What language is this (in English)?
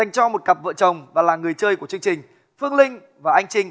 Vietnamese